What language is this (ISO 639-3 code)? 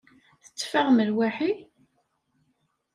kab